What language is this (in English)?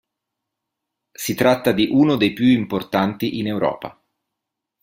Italian